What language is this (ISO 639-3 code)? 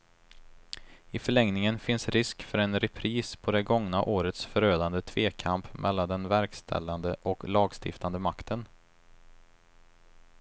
swe